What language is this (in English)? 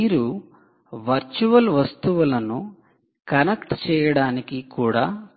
Telugu